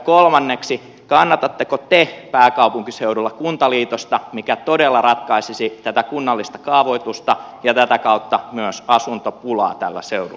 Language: Finnish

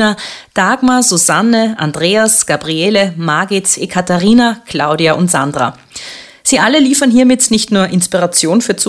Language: German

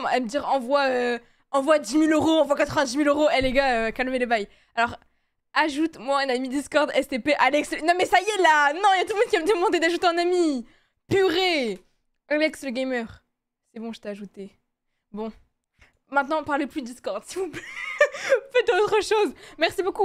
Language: French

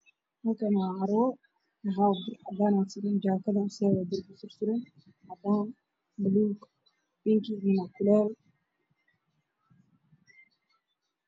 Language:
Somali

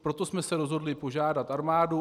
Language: Czech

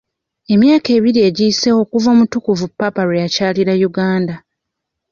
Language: Ganda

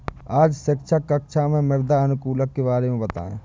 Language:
Hindi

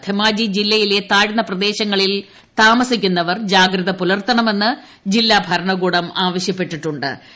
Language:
Malayalam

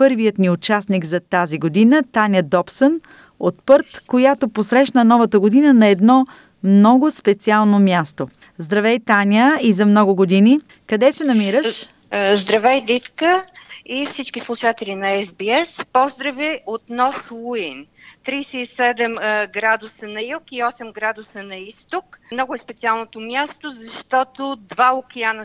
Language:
Bulgarian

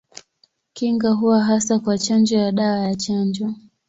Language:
Swahili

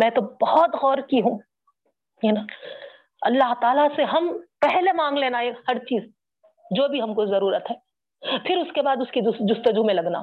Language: Urdu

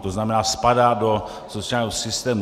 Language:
Czech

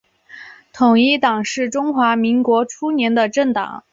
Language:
Chinese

